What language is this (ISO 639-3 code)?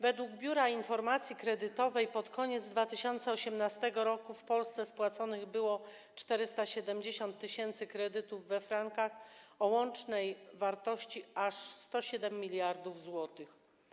pol